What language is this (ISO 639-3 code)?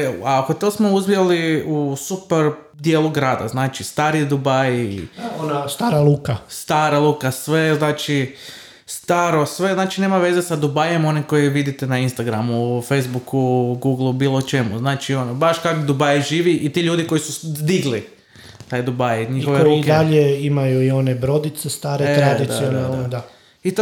hrv